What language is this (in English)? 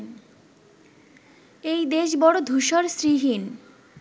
Bangla